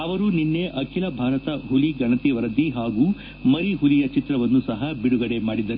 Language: Kannada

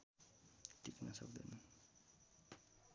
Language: Nepali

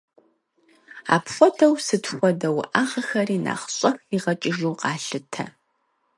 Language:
Kabardian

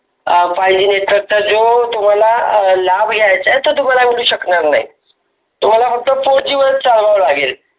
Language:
Marathi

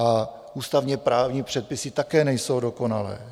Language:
Czech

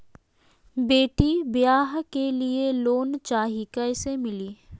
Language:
Magahi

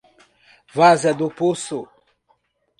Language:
Portuguese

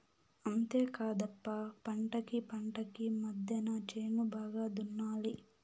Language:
Telugu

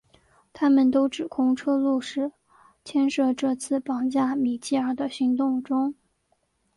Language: Chinese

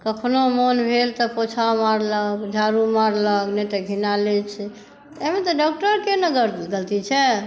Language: Maithili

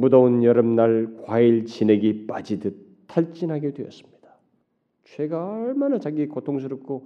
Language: Korean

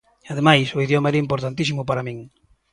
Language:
Galician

